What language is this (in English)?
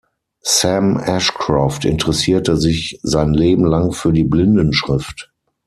German